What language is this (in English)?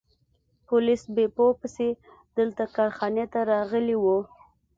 Pashto